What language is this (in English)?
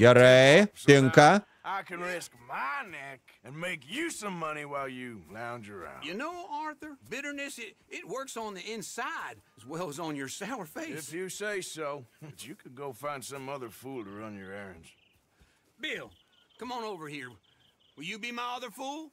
Lithuanian